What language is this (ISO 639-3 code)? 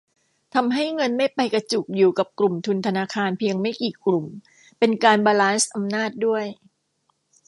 tha